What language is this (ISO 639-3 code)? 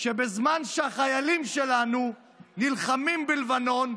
heb